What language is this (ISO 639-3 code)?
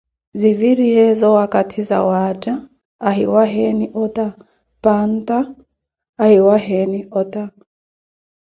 eko